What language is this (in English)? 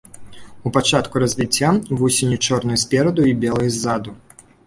Belarusian